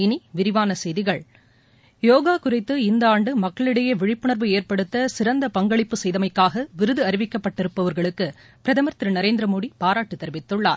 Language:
Tamil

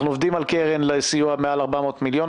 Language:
Hebrew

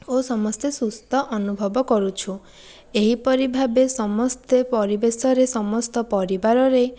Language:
Odia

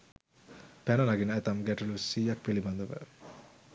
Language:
Sinhala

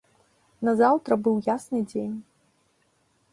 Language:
Belarusian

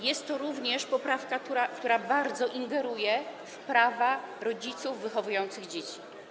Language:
Polish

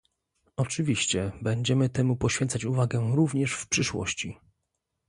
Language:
Polish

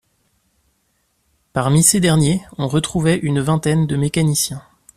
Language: French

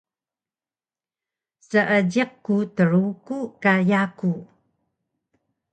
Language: Taroko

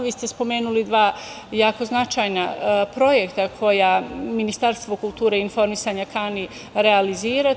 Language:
Serbian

